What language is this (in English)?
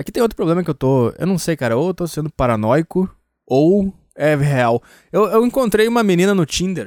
Portuguese